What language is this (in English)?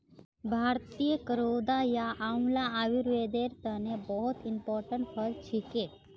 Magahi